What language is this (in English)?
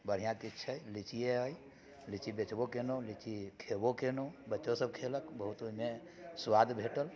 Maithili